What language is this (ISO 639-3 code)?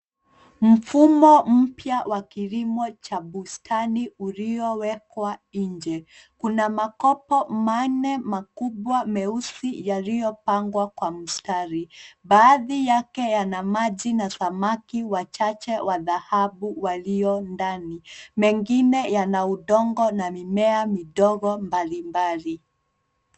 swa